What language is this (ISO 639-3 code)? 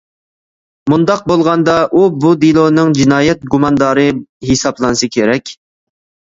uig